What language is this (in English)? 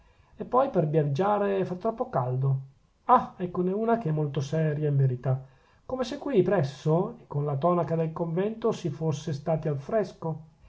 Italian